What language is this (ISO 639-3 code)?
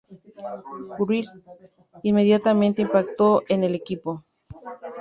spa